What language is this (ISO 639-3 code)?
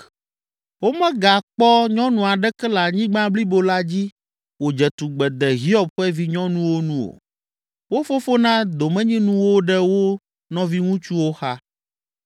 ewe